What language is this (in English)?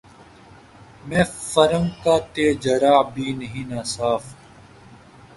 Urdu